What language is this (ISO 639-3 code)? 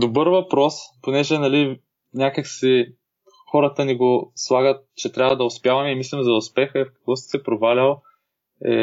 bul